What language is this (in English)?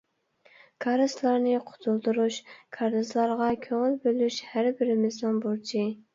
Uyghur